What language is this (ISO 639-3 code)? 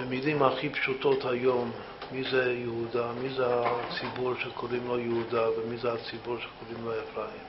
heb